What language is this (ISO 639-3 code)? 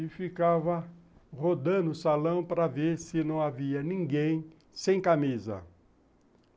por